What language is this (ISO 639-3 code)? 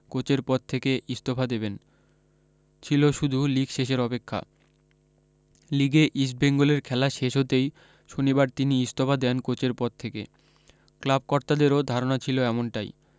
ben